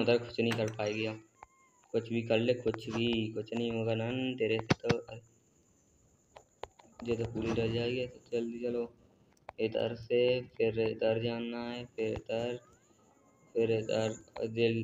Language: Hindi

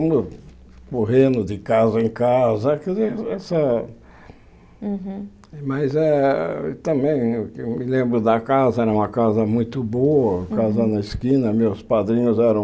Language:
Portuguese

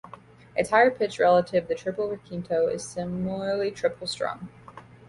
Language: English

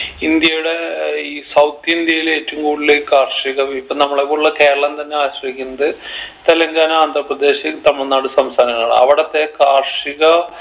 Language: Malayalam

